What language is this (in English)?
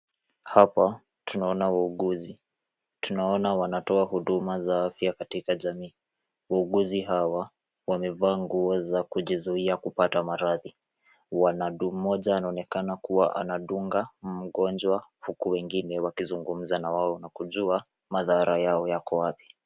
Swahili